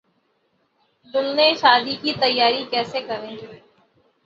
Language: Urdu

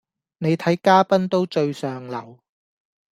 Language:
Cantonese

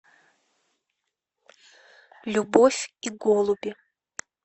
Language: Russian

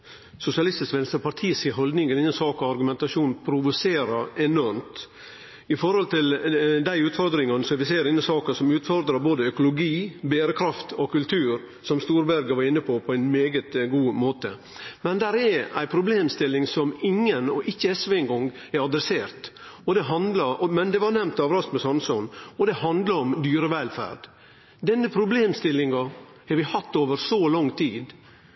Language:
Norwegian Nynorsk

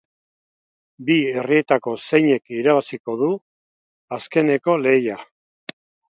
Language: Basque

